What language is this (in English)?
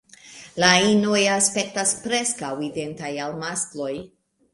Esperanto